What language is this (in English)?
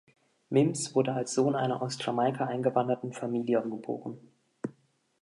German